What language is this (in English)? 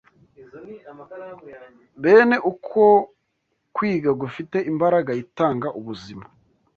Kinyarwanda